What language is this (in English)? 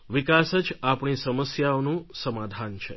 Gujarati